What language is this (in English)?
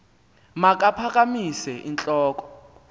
Xhosa